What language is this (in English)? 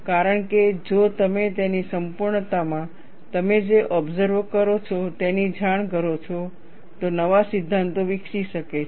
Gujarati